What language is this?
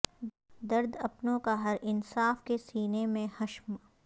Urdu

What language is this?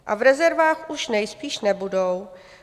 Czech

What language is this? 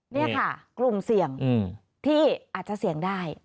Thai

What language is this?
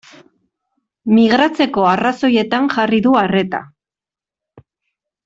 Basque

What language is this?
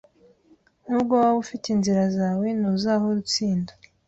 Kinyarwanda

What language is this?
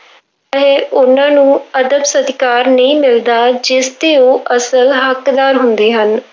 Punjabi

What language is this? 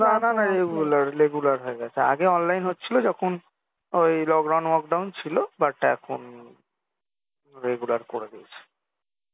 Bangla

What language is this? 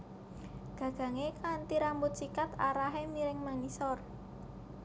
Javanese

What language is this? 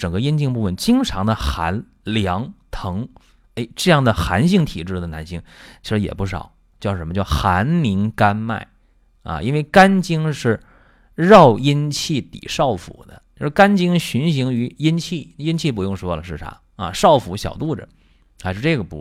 Chinese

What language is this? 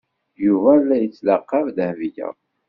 Kabyle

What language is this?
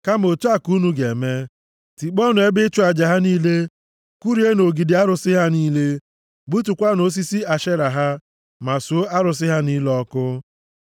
Igbo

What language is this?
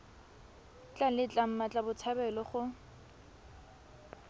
Tswana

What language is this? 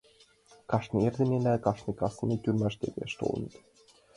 Mari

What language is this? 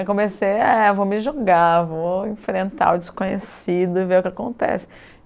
Portuguese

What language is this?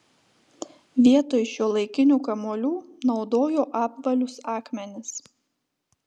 Lithuanian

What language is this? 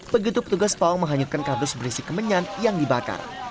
Indonesian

